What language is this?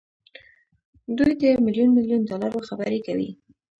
Pashto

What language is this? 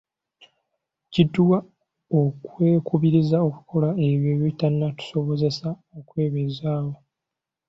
Ganda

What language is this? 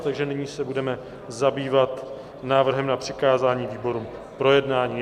Czech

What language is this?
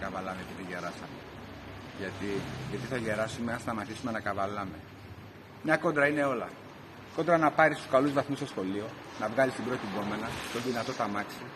Greek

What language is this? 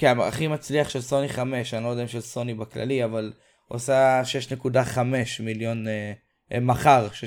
Hebrew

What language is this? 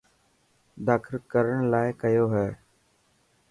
Dhatki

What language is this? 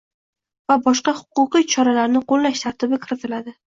Uzbek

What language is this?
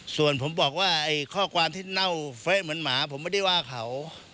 Thai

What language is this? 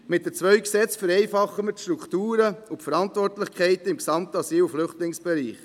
Swiss German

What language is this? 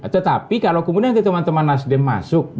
Indonesian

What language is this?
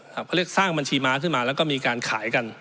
Thai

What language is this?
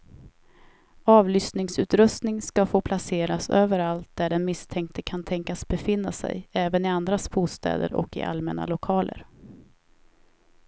Swedish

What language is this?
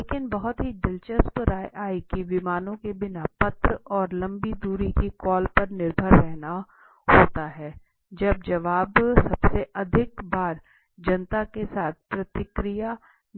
Hindi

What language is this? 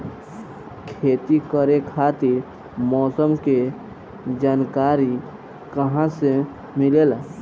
Bhojpuri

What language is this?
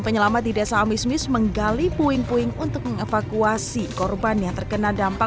Indonesian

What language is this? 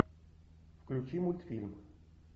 Russian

